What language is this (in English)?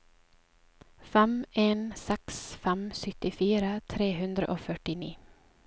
Norwegian